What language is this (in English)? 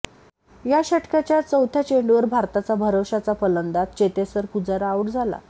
Marathi